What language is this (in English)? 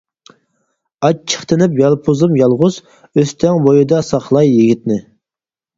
Uyghur